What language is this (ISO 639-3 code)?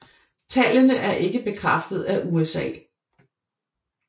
dan